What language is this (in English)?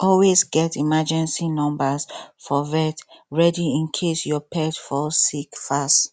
Nigerian Pidgin